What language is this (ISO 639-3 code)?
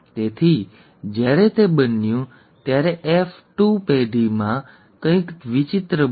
guj